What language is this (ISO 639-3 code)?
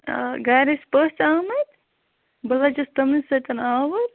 kas